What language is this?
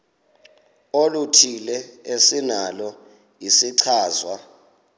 Xhosa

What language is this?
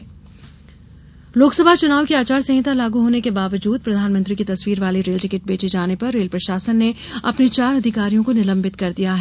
Hindi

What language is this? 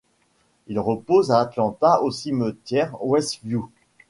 French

